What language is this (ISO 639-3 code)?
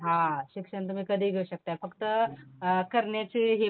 mar